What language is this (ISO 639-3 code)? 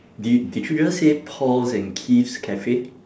eng